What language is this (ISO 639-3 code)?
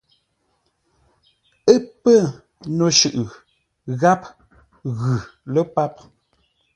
nla